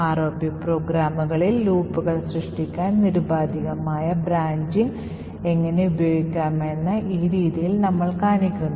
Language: Malayalam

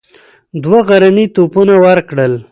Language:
Pashto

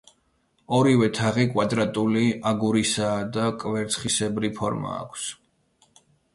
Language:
Georgian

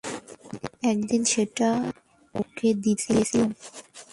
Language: Bangla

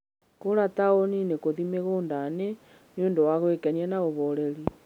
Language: Kikuyu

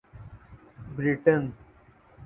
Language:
Urdu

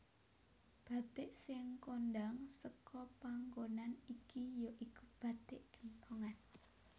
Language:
Javanese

